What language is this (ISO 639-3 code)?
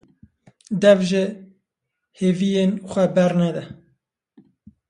kur